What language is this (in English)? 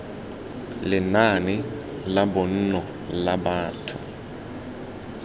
Tswana